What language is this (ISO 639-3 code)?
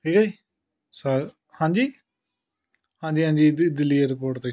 pan